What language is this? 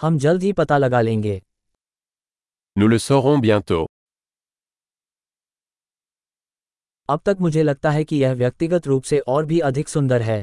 Hindi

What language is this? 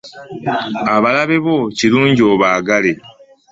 Ganda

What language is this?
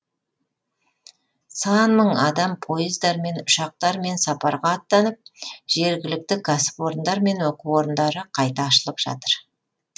Kazakh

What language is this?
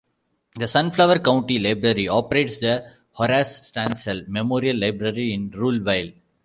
English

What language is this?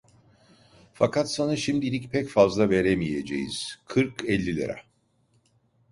Turkish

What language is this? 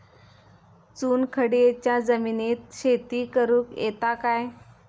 Marathi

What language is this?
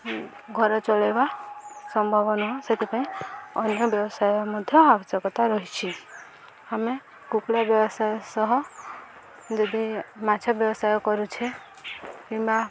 Odia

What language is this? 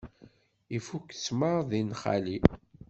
Kabyle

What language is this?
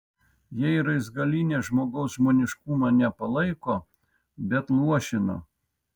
Lithuanian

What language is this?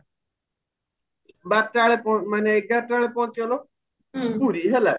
Odia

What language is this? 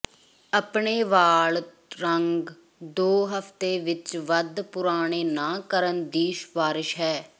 Punjabi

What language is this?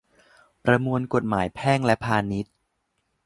Thai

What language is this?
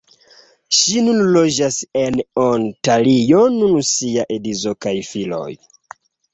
Esperanto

